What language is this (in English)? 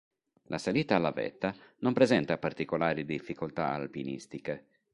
Italian